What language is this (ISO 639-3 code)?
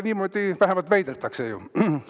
est